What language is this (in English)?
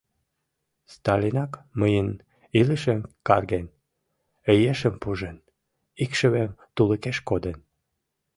Mari